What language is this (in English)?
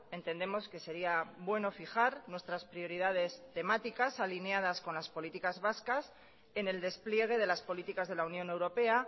Spanish